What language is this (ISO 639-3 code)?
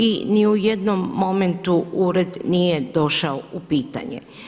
hrv